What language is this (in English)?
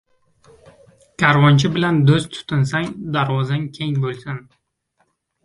Uzbek